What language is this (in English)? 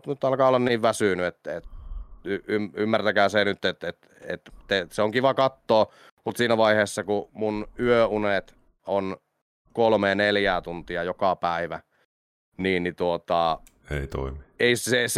Finnish